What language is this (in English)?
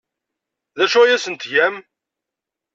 Kabyle